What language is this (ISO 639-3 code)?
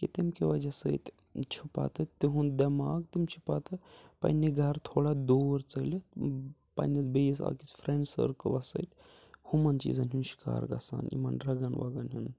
kas